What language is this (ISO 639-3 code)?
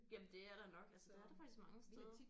dan